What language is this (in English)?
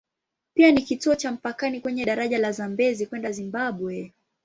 Swahili